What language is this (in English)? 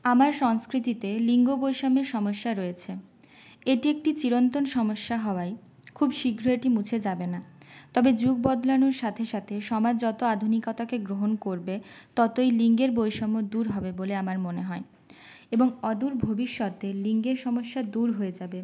Bangla